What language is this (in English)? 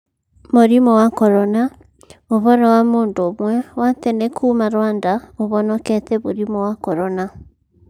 Kikuyu